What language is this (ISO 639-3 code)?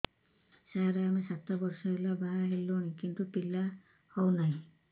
ori